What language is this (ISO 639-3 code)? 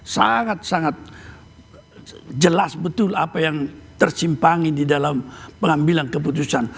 ind